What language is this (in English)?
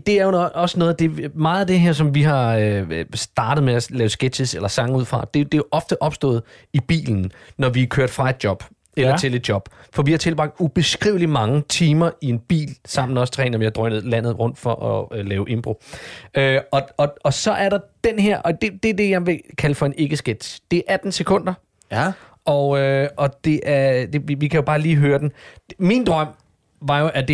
Danish